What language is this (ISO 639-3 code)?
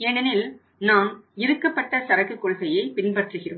tam